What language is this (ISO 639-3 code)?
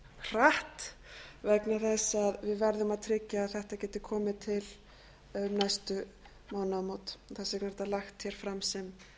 isl